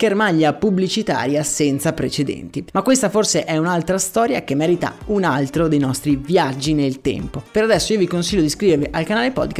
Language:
Italian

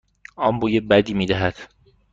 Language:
Persian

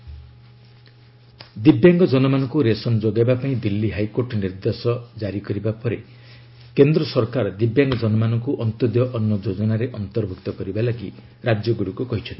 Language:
Odia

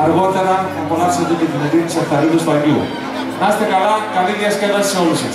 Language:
Greek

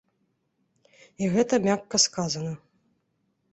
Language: Belarusian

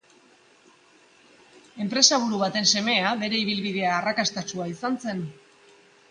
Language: Basque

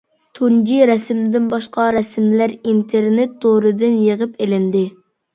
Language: Uyghur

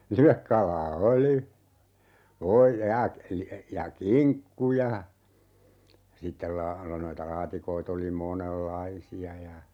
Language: Finnish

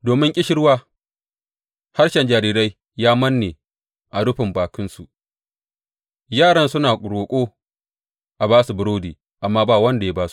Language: Hausa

